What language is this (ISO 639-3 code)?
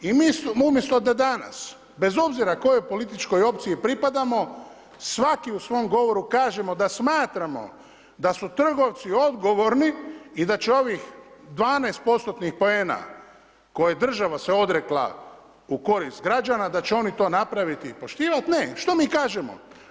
hrv